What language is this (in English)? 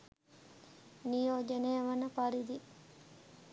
Sinhala